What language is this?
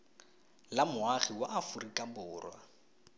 Tswana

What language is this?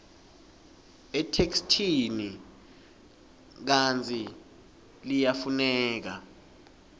Swati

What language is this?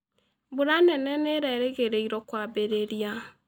Kikuyu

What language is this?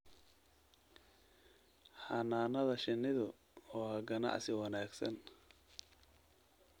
Somali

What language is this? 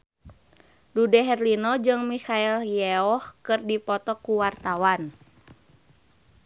Sundanese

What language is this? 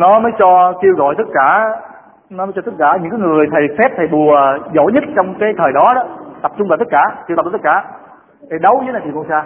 Vietnamese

